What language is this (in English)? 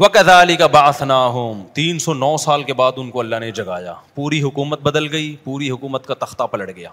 Urdu